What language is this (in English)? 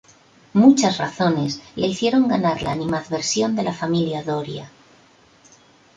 Spanish